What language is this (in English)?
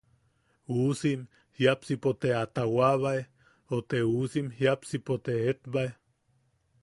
Yaqui